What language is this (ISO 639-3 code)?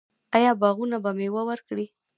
pus